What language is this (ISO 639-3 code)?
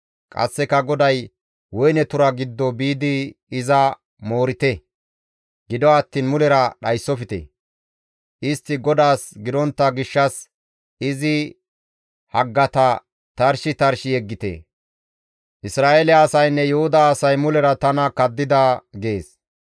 gmv